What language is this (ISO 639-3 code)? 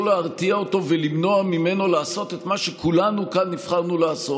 heb